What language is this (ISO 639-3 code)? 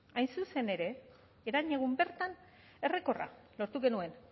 eus